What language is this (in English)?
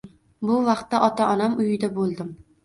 Uzbek